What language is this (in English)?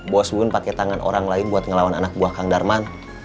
Indonesian